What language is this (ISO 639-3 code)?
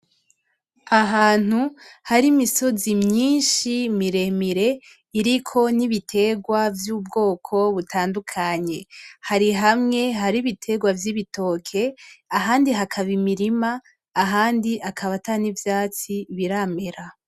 run